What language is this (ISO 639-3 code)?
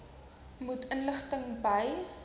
afr